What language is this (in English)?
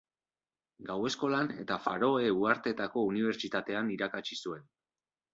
Basque